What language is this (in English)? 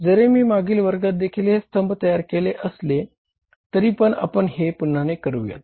Marathi